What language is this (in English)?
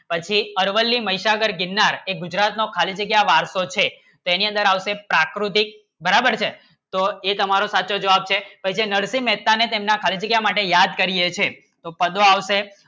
Gujarati